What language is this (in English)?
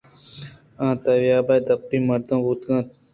Eastern Balochi